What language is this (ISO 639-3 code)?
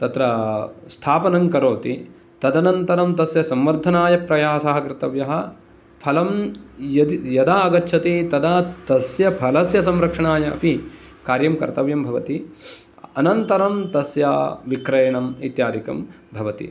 san